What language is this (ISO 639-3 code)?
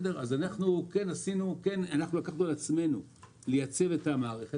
heb